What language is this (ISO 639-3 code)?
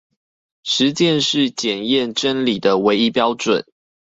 zho